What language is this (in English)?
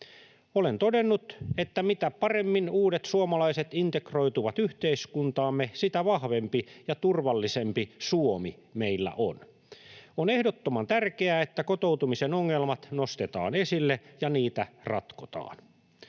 Finnish